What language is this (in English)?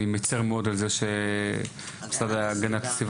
Hebrew